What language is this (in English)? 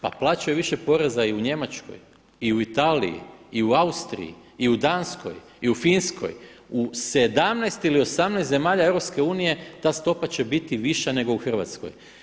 Croatian